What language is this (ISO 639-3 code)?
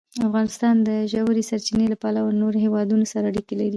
pus